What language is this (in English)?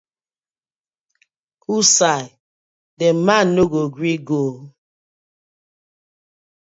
Nigerian Pidgin